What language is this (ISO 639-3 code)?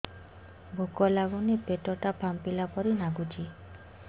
ori